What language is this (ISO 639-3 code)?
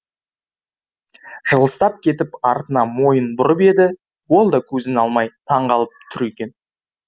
kaz